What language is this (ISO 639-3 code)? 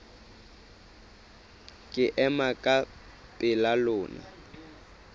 sot